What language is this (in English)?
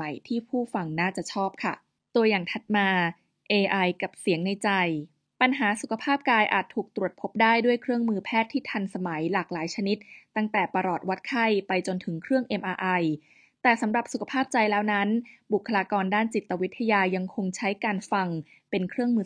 Thai